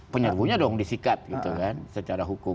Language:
Indonesian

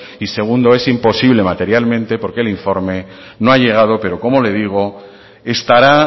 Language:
Spanish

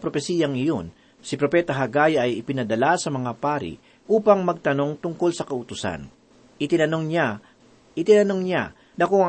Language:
Filipino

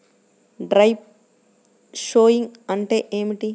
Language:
Telugu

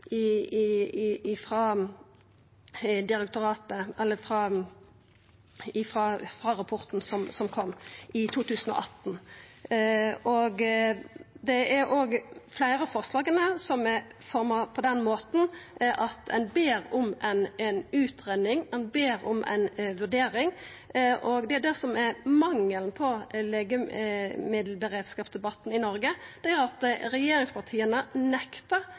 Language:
Norwegian Nynorsk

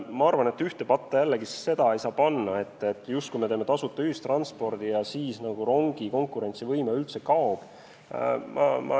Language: Estonian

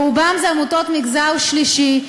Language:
Hebrew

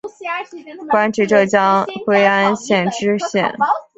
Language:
Chinese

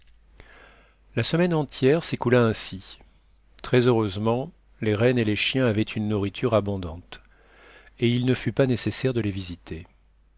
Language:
French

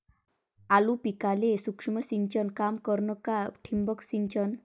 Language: Marathi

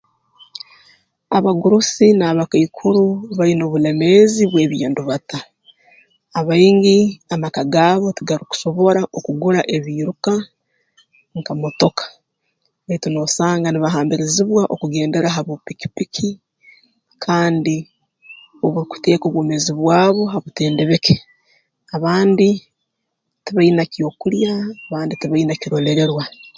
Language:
Tooro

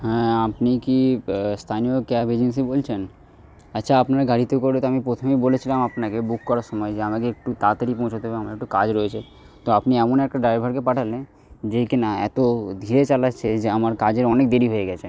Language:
Bangla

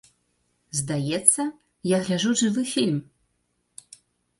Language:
Belarusian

